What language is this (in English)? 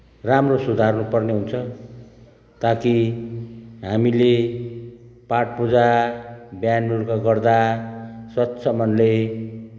Nepali